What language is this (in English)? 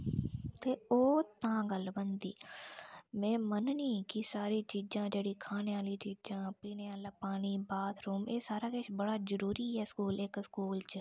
Dogri